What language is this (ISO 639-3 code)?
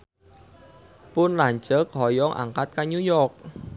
sun